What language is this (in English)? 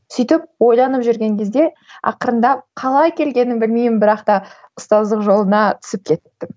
Kazakh